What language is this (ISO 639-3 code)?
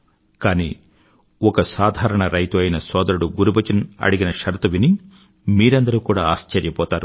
tel